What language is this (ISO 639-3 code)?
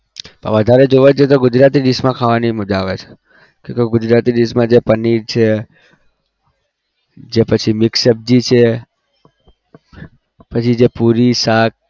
guj